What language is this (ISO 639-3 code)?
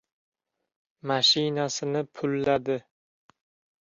uzb